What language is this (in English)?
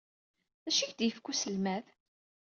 Kabyle